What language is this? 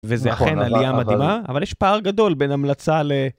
Hebrew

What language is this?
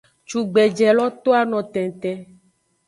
Aja (Benin)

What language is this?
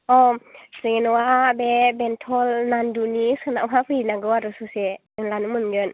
Bodo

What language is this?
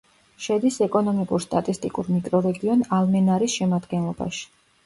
Georgian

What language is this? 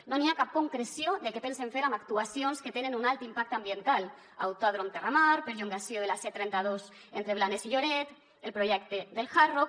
Catalan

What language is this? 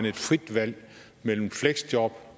Danish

